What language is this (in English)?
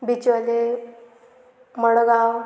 Konkani